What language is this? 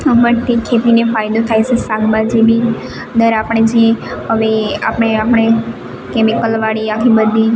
Gujarati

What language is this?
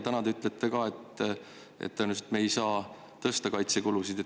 Estonian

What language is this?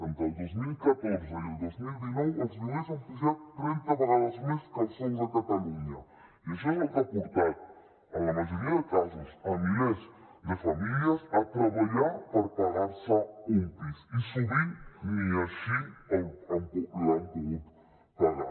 Catalan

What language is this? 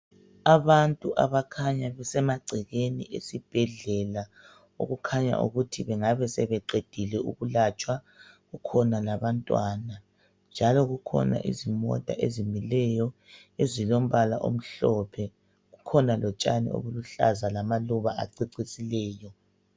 North Ndebele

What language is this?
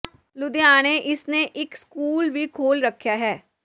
Punjabi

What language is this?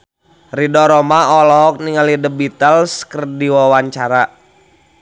Sundanese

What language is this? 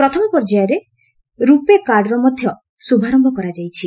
Odia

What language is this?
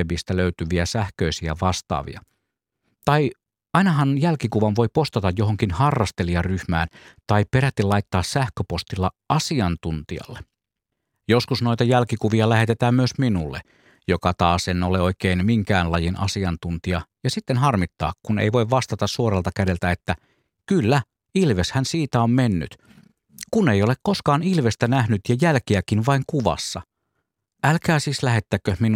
Finnish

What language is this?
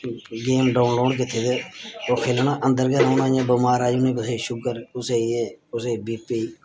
Dogri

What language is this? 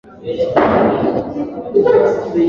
Swahili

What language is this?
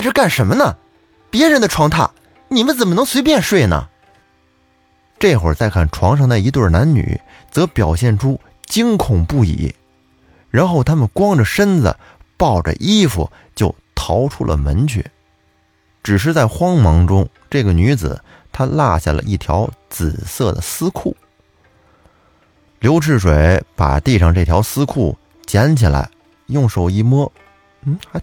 Chinese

